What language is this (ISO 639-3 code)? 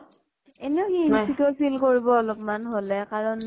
asm